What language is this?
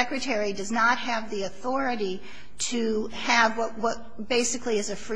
English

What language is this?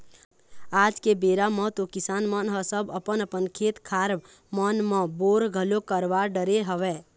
Chhattisgarhi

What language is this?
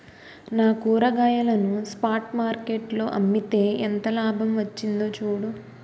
Telugu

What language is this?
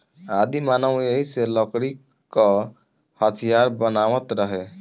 Bhojpuri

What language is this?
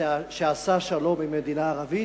Hebrew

